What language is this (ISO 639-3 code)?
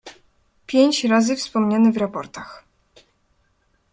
pol